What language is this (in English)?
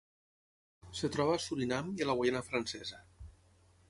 Catalan